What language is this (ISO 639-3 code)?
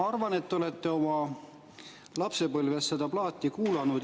est